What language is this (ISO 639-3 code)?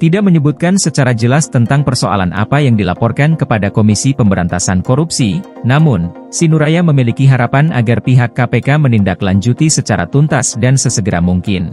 ind